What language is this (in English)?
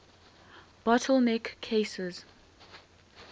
English